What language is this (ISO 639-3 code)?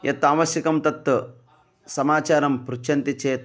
san